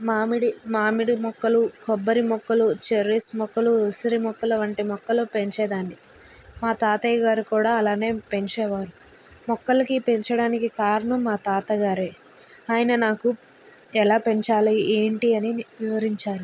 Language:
Telugu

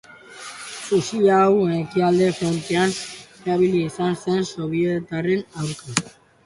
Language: Basque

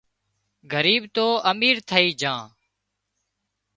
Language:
Wadiyara Koli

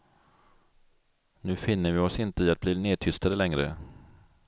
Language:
Swedish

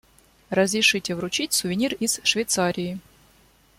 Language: Russian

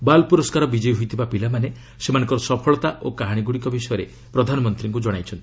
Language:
Odia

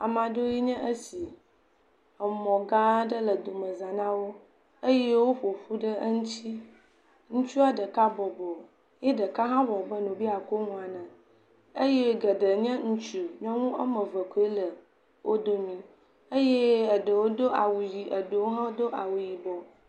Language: Ewe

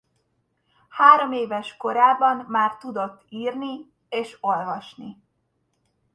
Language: Hungarian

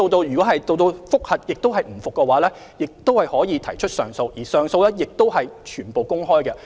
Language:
Cantonese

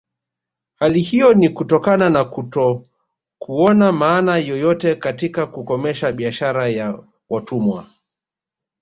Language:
Swahili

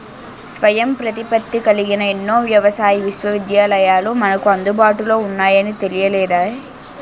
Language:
Telugu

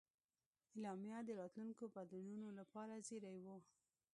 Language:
Pashto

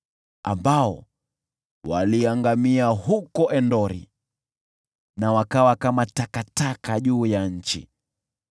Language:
Swahili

